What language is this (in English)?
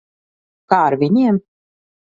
Latvian